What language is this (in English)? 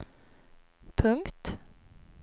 Swedish